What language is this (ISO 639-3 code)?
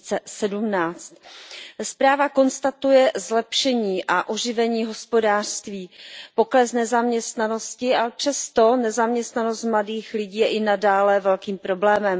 ces